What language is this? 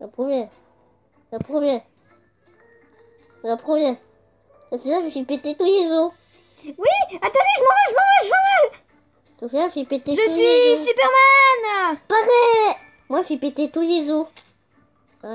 French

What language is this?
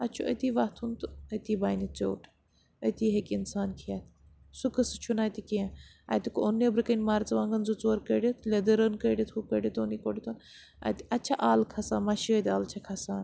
Kashmiri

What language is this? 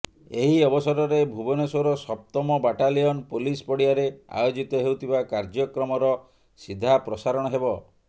Odia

